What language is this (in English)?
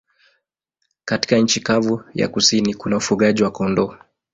Swahili